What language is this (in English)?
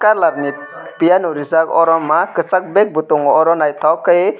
Kok Borok